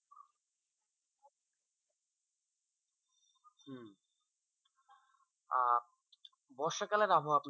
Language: Bangla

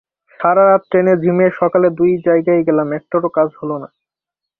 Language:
Bangla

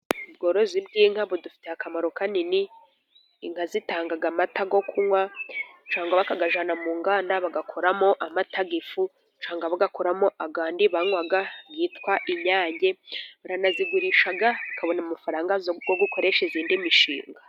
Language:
Kinyarwanda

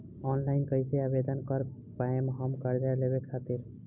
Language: Bhojpuri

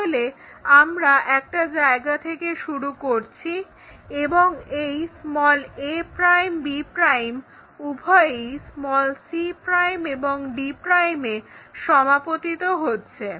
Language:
Bangla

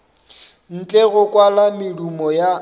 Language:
Northern Sotho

